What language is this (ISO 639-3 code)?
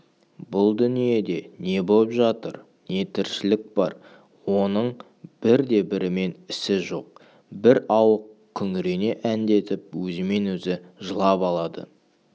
kaz